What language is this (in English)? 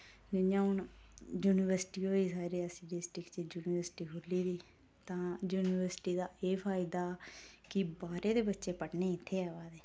Dogri